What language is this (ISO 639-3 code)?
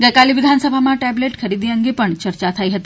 guj